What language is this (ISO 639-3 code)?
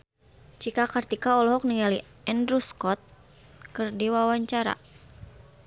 sun